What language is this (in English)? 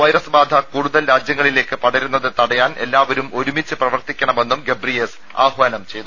Malayalam